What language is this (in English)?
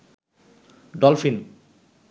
Bangla